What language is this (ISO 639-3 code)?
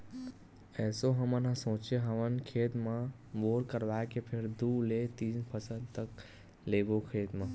hne